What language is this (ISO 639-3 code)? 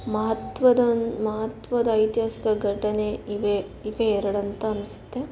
kan